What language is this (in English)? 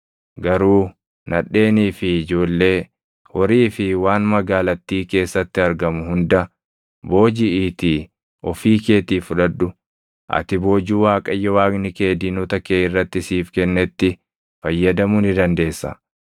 Oromo